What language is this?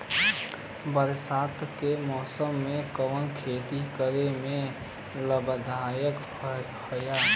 Bhojpuri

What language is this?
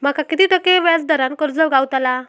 Marathi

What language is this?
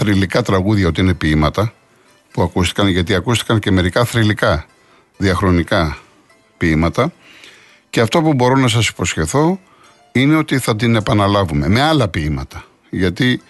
Greek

